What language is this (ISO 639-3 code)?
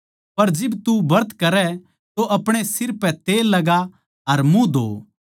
bgc